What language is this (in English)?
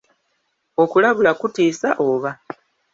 Ganda